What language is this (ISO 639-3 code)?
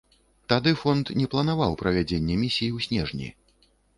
bel